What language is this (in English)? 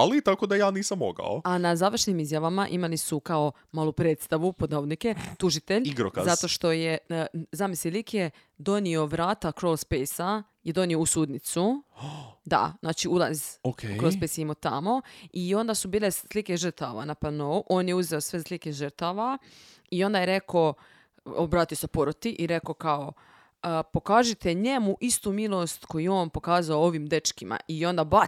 Croatian